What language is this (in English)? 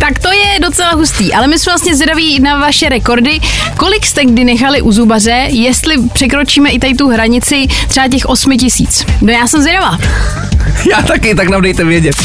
Czech